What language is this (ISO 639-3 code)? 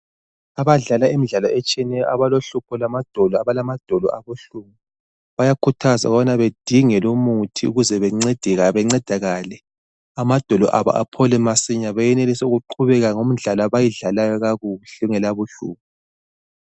nde